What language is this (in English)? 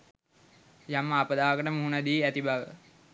Sinhala